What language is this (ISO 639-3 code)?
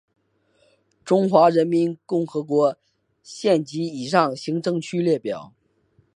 zho